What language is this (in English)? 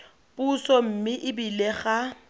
Tswana